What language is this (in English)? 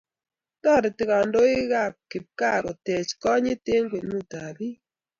Kalenjin